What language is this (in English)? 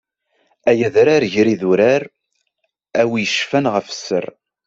Kabyle